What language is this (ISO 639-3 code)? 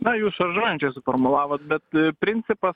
lit